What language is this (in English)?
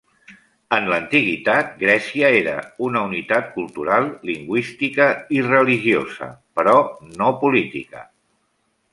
Catalan